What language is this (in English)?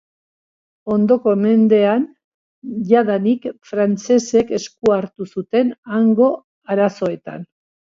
Basque